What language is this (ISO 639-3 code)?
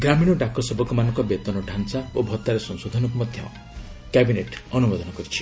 ori